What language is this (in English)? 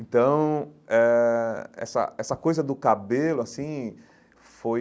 Portuguese